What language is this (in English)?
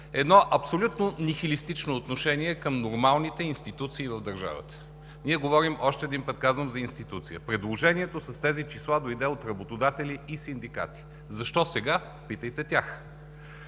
Bulgarian